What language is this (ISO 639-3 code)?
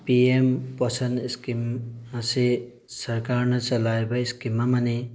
mni